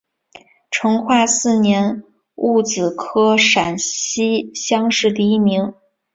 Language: Chinese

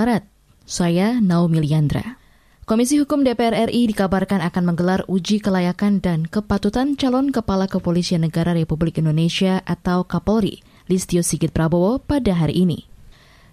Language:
Indonesian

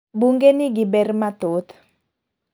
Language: Luo (Kenya and Tanzania)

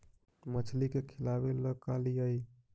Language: Magahi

